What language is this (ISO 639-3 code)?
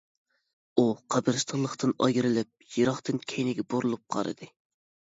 uig